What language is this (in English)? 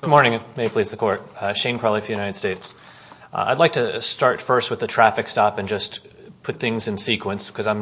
English